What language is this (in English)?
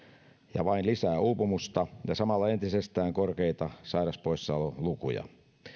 Finnish